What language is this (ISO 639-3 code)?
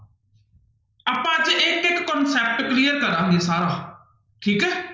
pan